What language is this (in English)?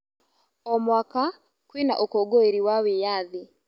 Kikuyu